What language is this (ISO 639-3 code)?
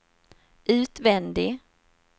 swe